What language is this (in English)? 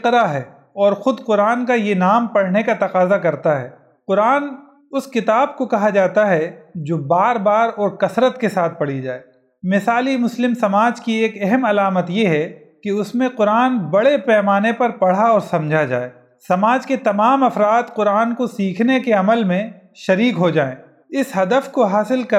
Urdu